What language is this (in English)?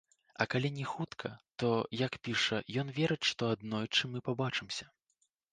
Belarusian